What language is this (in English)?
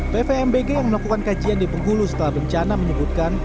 Indonesian